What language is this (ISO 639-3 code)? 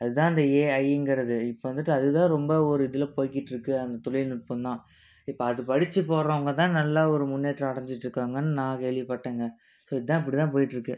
tam